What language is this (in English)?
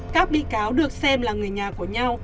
Vietnamese